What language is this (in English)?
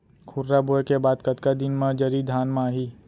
Chhattisgarhi